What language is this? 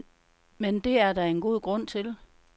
Danish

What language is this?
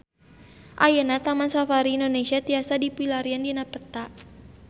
Sundanese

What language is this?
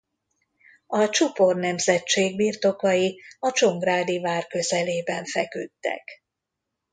Hungarian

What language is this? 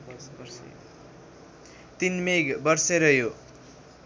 Nepali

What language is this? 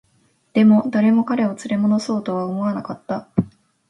Japanese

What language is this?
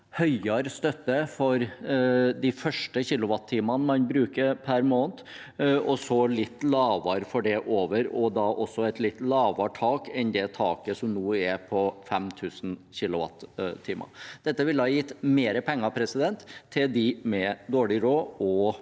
Norwegian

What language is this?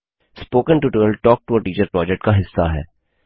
Hindi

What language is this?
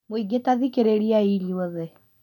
Kikuyu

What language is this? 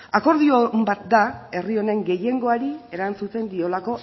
Basque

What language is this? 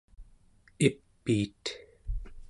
Central Yupik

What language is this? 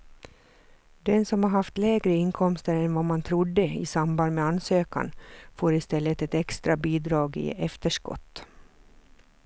Swedish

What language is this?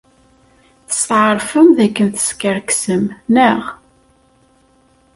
Kabyle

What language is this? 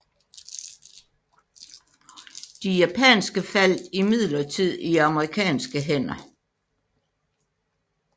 Danish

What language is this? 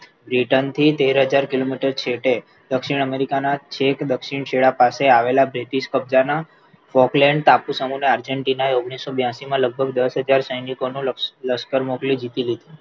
Gujarati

